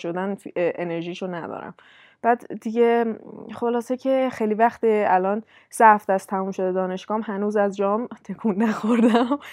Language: Persian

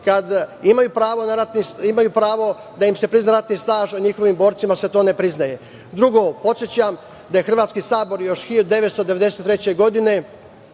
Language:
Serbian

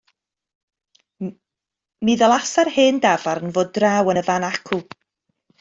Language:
Welsh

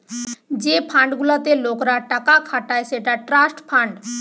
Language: Bangla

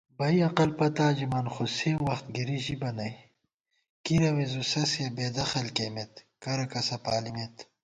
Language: Gawar-Bati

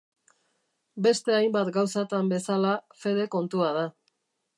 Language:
Basque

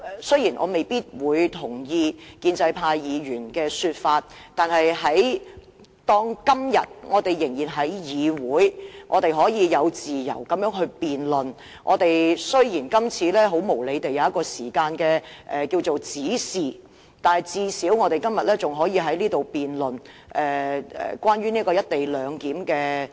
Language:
Cantonese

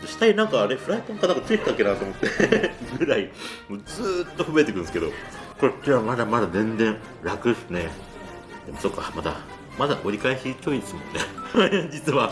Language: Japanese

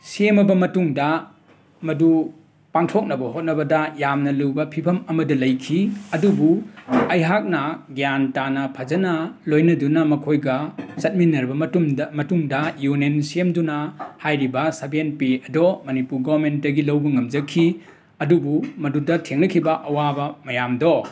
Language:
Manipuri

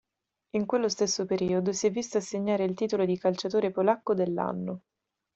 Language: Italian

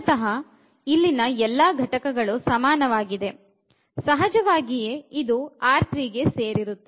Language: Kannada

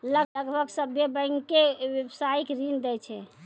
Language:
Maithili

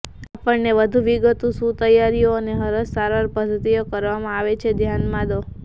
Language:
Gujarati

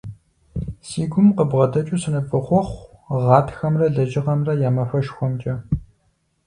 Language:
Kabardian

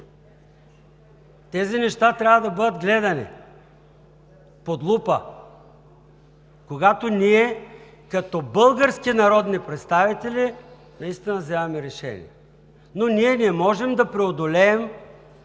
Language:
Bulgarian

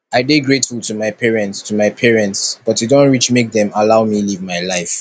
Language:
Nigerian Pidgin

